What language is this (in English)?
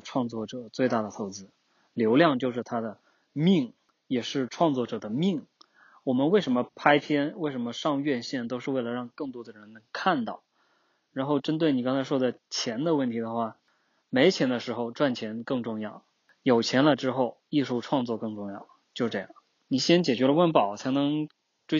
Chinese